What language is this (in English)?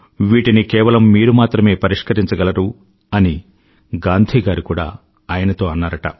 Telugu